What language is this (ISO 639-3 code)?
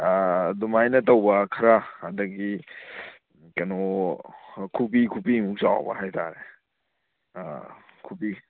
mni